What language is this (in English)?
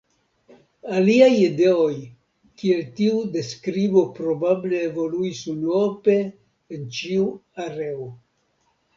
Esperanto